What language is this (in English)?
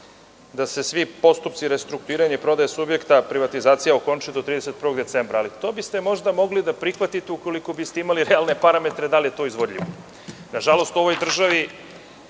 Serbian